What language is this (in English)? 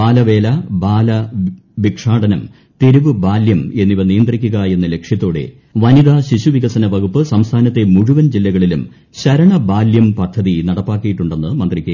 Malayalam